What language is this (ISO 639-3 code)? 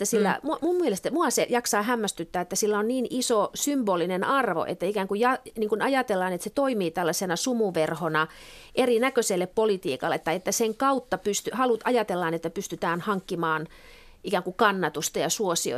fin